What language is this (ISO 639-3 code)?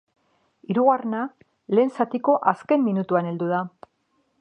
eus